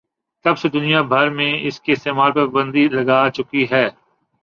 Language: Urdu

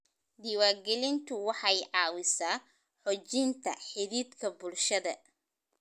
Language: Somali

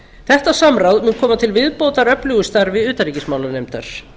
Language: Icelandic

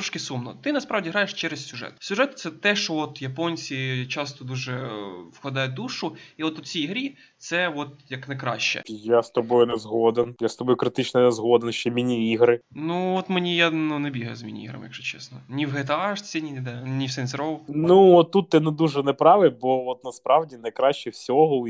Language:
Ukrainian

